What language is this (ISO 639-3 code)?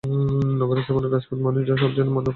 ben